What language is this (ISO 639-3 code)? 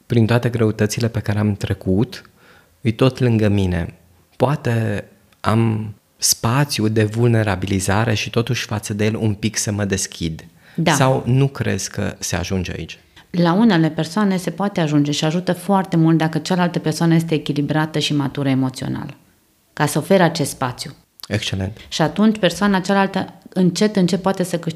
ron